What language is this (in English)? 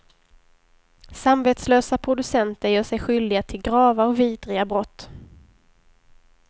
Swedish